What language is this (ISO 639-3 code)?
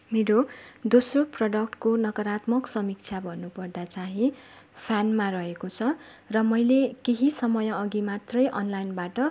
nep